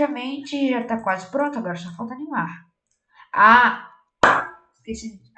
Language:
Portuguese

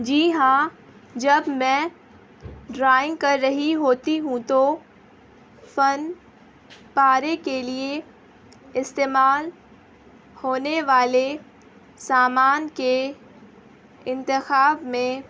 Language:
Urdu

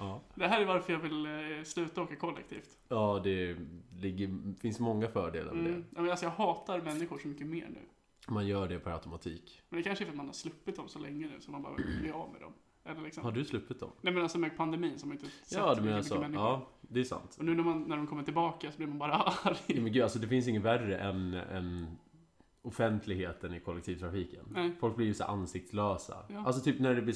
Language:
Swedish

